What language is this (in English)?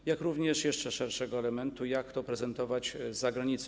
Polish